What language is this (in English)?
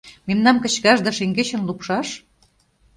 Mari